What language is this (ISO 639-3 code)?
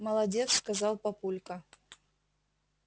rus